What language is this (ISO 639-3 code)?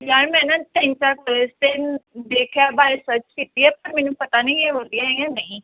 pan